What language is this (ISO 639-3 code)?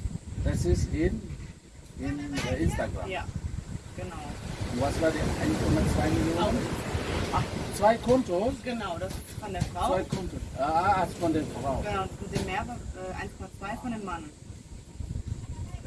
deu